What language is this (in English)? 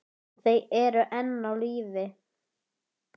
Icelandic